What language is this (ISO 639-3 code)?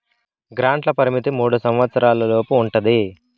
tel